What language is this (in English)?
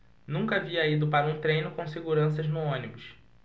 Portuguese